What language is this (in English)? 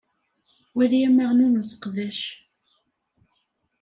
Kabyle